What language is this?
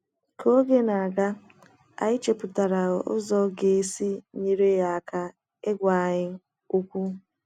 Igbo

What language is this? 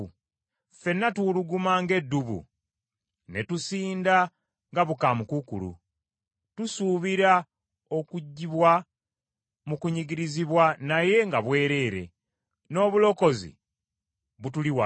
Ganda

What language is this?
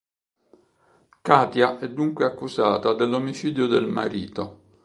Italian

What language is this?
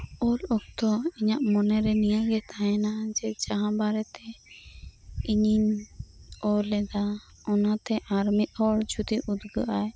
Santali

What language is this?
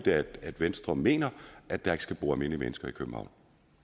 Danish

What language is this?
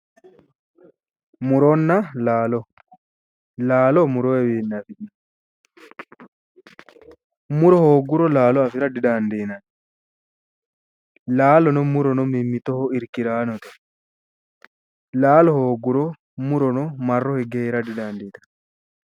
Sidamo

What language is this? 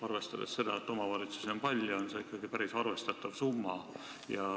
Estonian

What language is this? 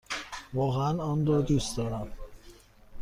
Persian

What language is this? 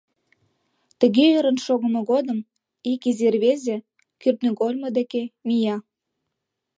Mari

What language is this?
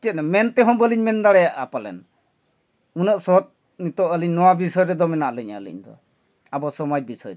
Santali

